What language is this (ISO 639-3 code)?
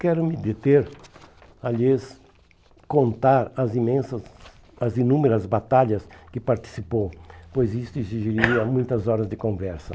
por